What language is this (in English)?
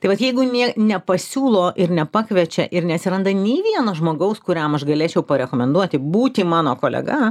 Lithuanian